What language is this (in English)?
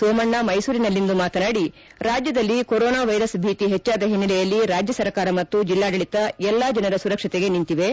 Kannada